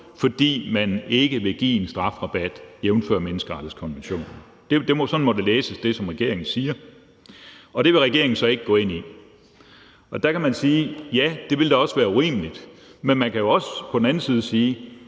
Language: Danish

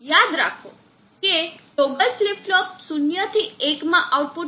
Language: Gujarati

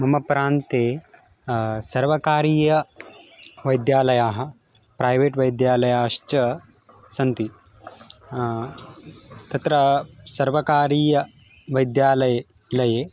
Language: Sanskrit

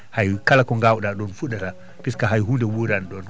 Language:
Fula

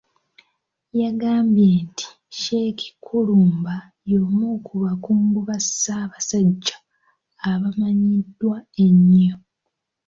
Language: Ganda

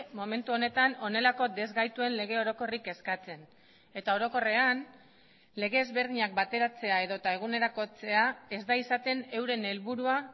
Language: Basque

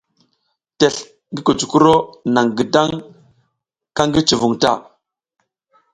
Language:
South Giziga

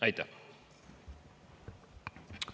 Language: Estonian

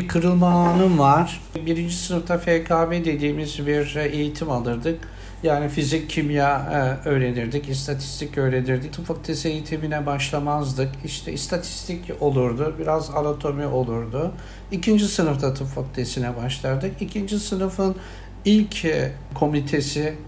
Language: Turkish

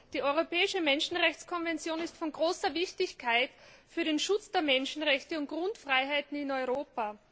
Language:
German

